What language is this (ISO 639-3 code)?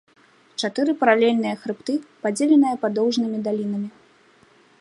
bel